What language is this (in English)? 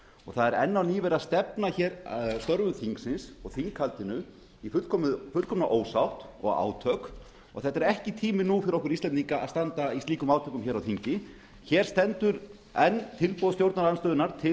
Icelandic